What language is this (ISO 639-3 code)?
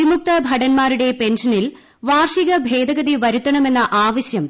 mal